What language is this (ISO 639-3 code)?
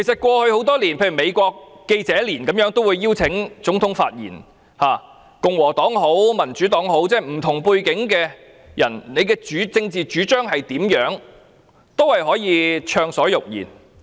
yue